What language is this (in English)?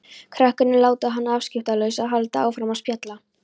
Icelandic